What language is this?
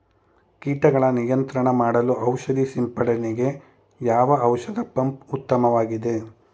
Kannada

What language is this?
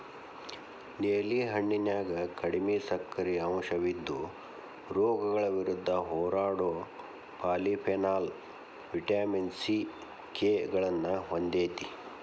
Kannada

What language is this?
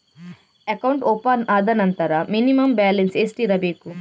Kannada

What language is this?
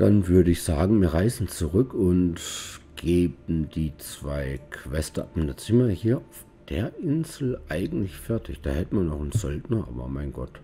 German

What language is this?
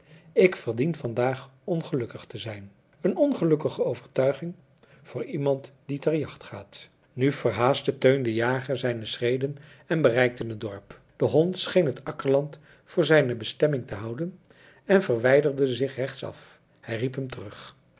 Dutch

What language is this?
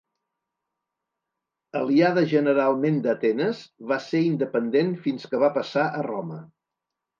Catalan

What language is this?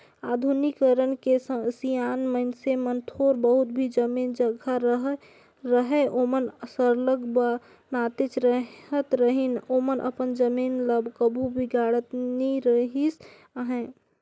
Chhattisgarhi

